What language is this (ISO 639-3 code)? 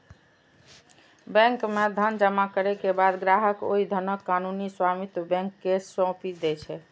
mai